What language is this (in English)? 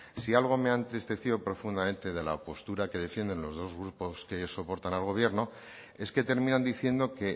Spanish